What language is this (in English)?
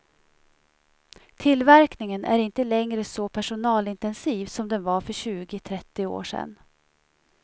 Swedish